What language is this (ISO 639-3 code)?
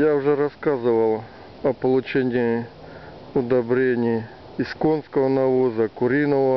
rus